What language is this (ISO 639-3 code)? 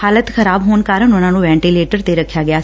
pan